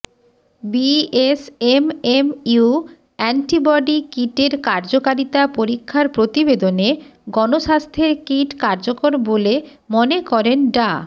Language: Bangla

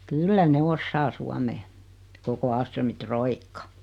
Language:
Finnish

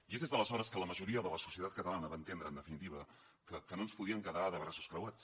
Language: Catalan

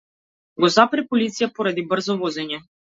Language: Macedonian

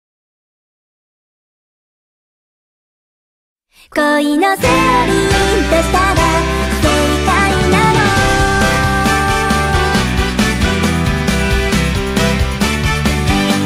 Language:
Thai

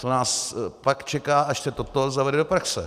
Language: Czech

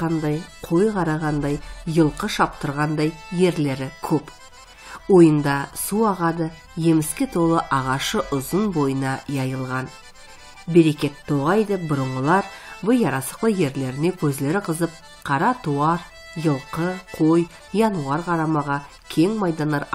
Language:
Turkish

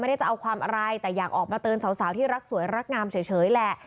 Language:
Thai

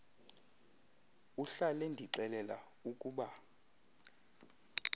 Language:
Xhosa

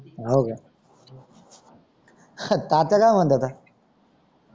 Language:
Marathi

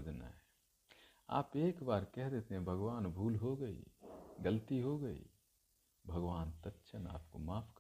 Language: Hindi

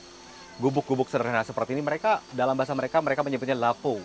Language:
Indonesian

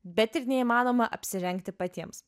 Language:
Lithuanian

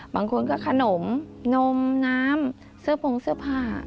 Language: Thai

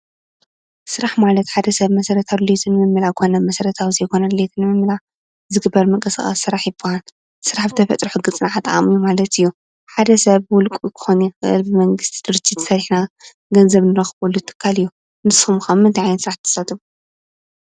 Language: Tigrinya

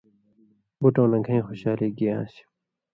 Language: Indus Kohistani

